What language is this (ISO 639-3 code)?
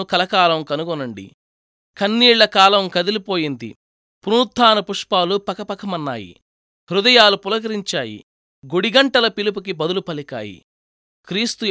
tel